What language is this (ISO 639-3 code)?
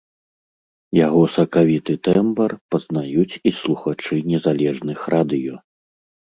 bel